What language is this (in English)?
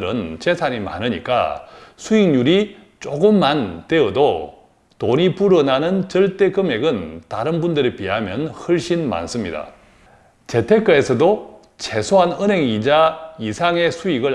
Korean